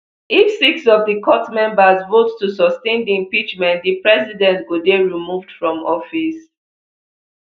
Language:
Nigerian Pidgin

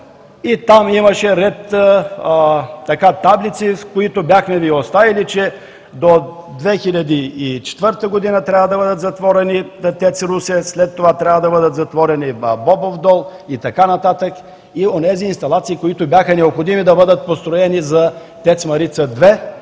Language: Bulgarian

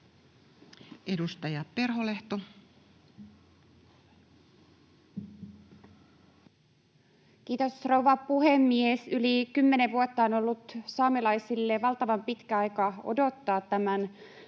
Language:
Finnish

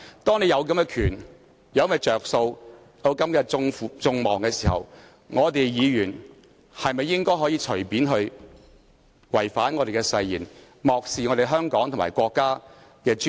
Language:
Cantonese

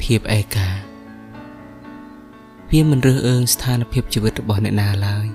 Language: Thai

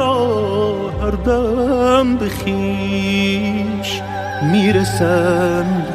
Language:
Persian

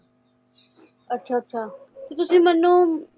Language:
Punjabi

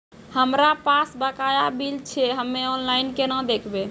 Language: Maithili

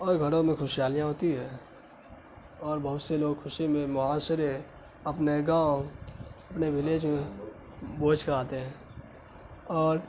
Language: Urdu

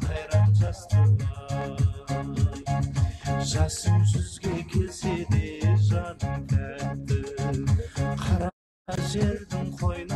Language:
Turkish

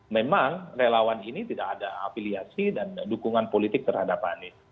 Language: Indonesian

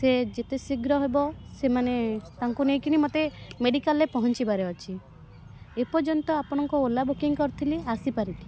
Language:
Odia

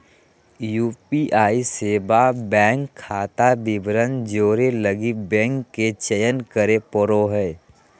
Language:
Magahi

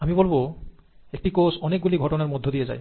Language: Bangla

